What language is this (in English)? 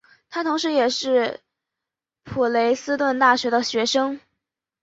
Chinese